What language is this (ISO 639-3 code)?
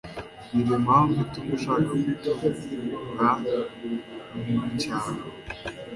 kin